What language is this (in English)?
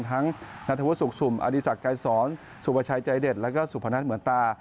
Thai